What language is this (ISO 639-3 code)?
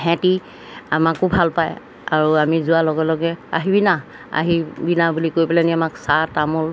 asm